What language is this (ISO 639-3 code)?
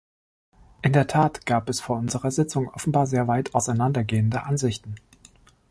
deu